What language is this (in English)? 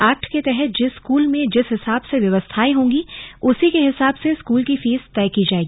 Hindi